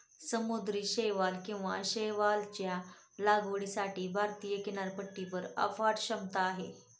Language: Marathi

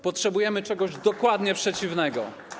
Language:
Polish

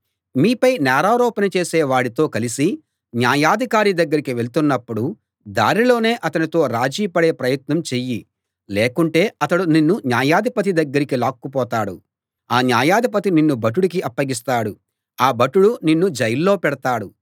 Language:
Telugu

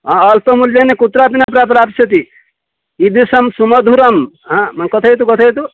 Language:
Sanskrit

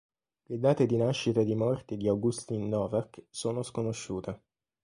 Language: Italian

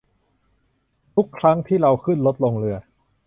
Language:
Thai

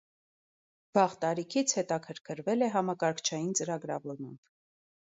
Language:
Armenian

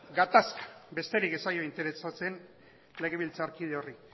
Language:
Basque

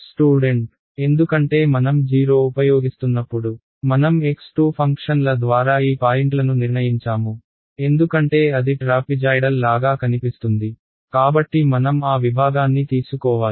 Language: Telugu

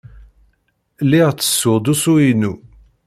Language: Kabyle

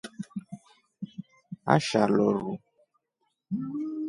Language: Rombo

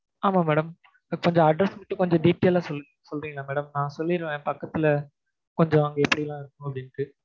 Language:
Tamil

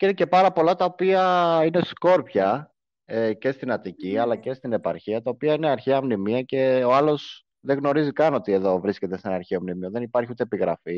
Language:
Greek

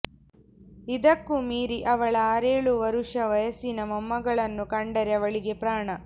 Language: Kannada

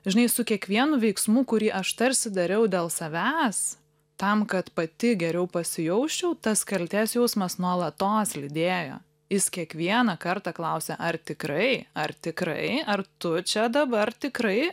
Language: Lithuanian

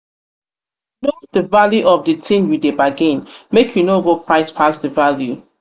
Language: Nigerian Pidgin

